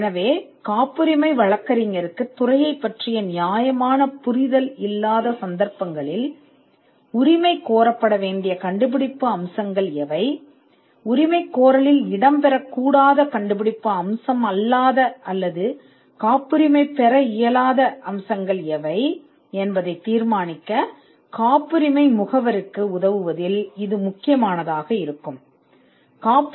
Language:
Tamil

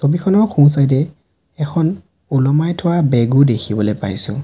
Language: Assamese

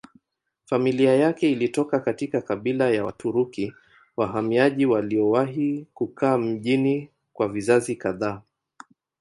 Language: Swahili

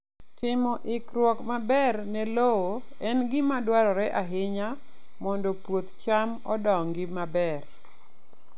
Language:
Luo (Kenya and Tanzania)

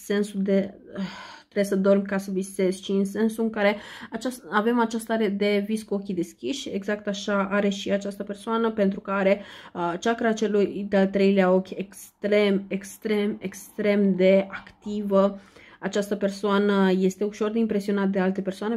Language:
Romanian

